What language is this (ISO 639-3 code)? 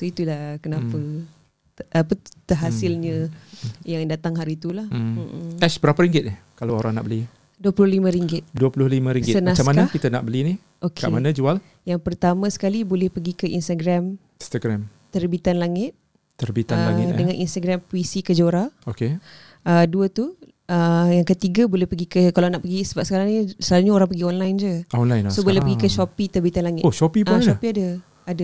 msa